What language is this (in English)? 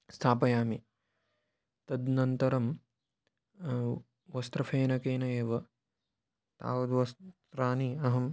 Sanskrit